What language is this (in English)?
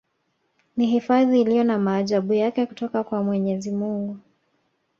Swahili